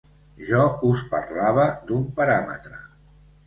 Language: Catalan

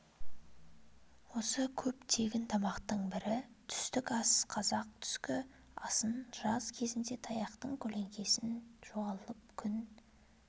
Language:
Kazakh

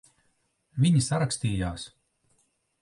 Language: Latvian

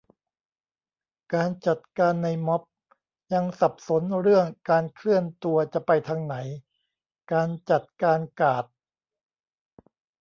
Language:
Thai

